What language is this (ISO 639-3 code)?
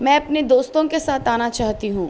urd